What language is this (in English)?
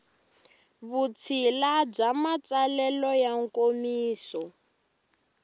Tsonga